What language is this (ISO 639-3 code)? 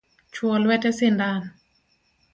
luo